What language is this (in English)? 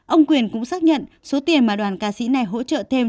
Vietnamese